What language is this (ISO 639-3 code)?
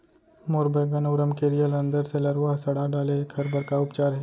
hne